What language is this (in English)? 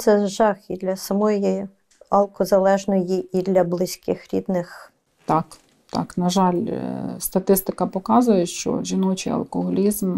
Ukrainian